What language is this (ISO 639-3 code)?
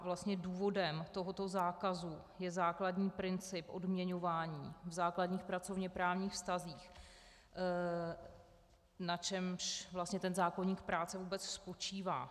ces